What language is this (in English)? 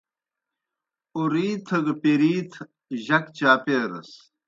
Kohistani Shina